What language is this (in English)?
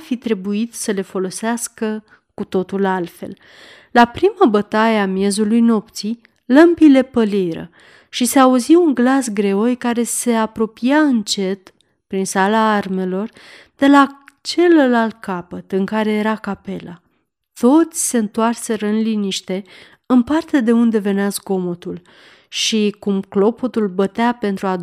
Romanian